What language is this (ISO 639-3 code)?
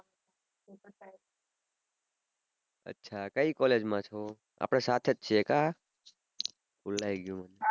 guj